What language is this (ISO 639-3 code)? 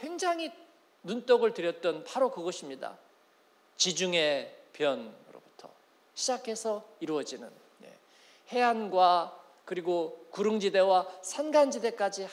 kor